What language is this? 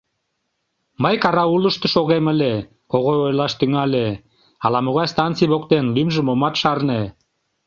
Mari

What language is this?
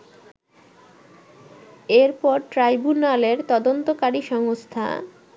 Bangla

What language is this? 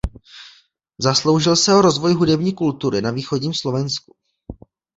Czech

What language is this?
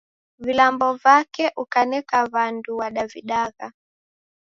Taita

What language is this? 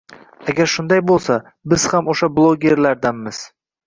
Uzbek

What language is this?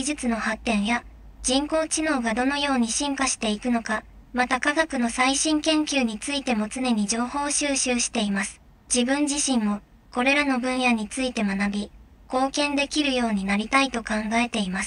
Japanese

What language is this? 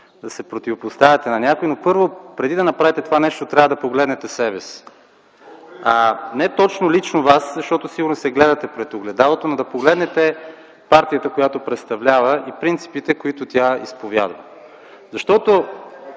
Bulgarian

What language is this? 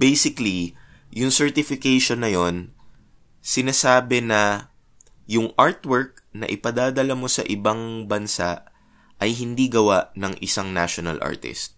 Filipino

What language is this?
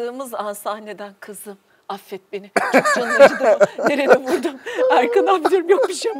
Turkish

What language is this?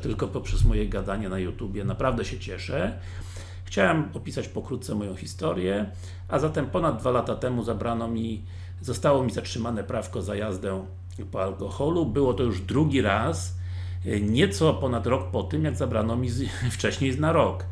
Polish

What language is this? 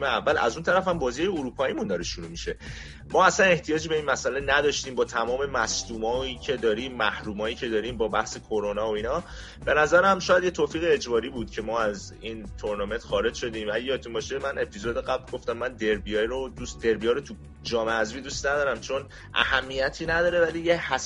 Persian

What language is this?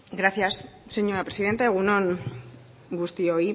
Basque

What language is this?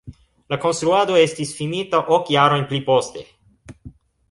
Esperanto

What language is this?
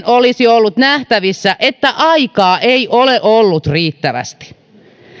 Finnish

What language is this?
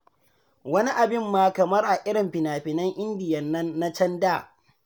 Hausa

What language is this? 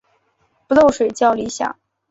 Chinese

